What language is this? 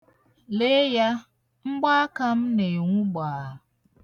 Igbo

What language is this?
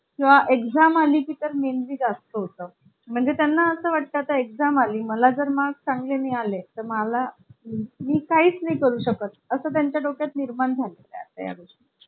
Marathi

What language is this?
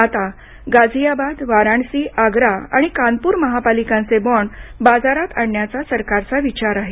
Marathi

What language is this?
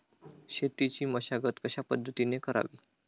Marathi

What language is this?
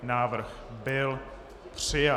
Czech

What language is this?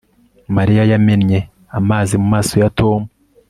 Kinyarwanda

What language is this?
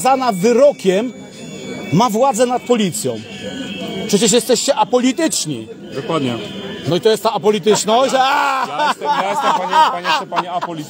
Polish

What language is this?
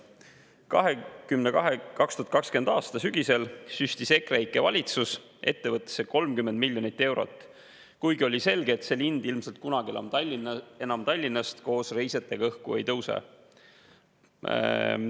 Estonian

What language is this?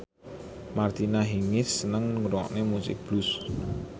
Javanese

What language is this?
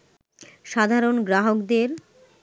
Bangla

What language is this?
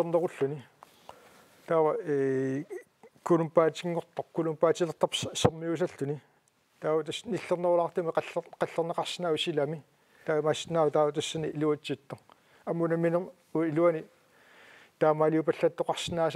French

